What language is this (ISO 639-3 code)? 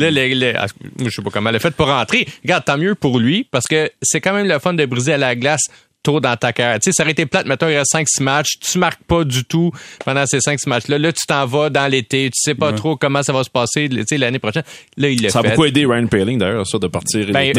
fra